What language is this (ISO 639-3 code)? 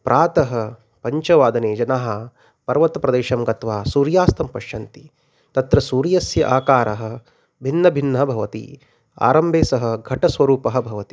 san